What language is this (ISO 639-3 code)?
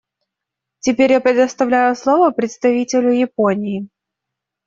rus